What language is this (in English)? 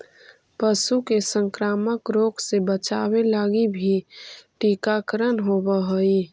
Magahi